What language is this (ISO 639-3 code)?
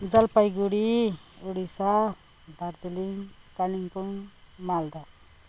nep